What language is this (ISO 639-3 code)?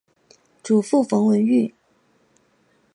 zho